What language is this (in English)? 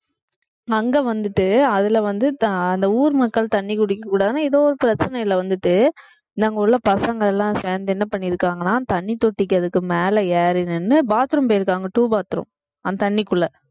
Tamil